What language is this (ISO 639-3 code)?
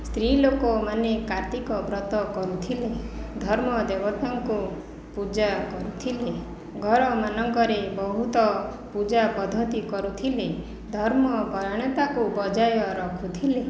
ori